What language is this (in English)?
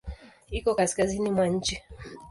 Swahili